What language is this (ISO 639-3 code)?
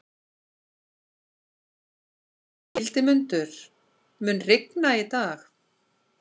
isl